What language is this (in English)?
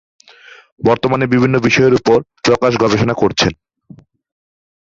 Bangla